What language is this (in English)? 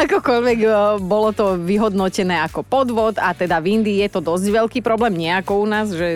Slovak